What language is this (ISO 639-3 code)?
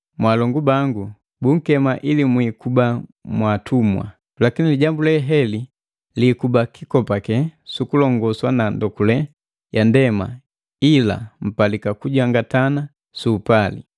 mgv